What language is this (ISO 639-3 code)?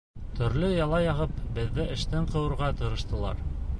bak